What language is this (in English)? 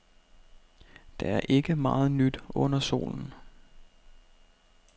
Danish